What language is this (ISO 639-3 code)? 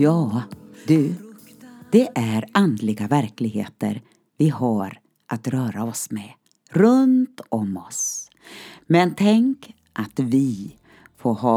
swe